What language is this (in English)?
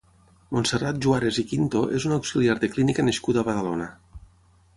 Catalan